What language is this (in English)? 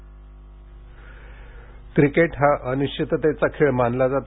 Marathi